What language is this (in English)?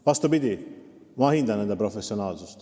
Estonian